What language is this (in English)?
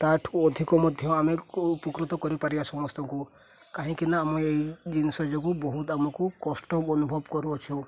Odia